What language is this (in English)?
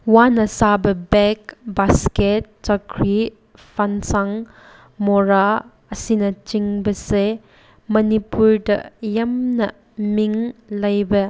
Manipuri